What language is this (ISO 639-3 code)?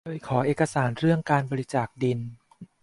tha